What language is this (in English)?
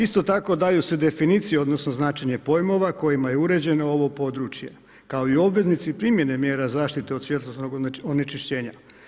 Croatian